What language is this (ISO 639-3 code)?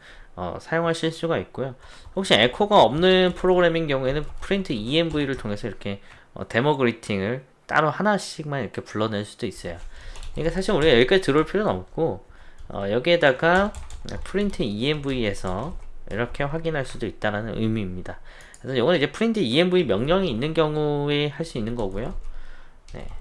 kor